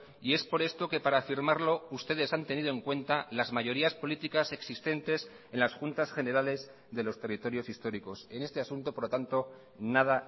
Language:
Spanish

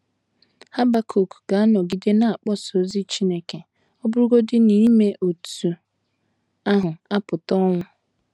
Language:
Igbo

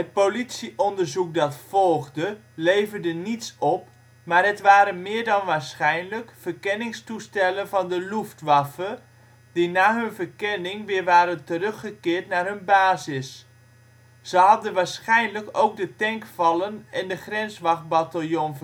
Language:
Dutch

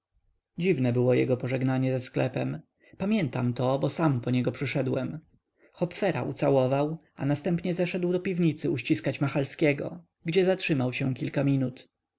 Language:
Polish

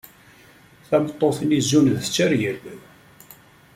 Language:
Kabyle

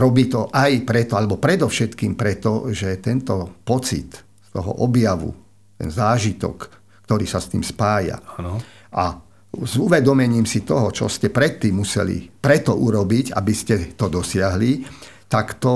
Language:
Slovak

